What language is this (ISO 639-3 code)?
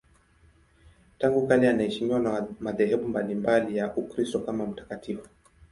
swa